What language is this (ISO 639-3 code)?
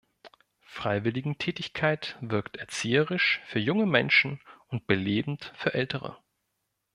deu